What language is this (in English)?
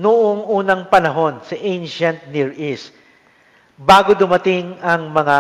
Filipino